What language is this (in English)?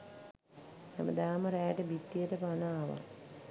Sinhala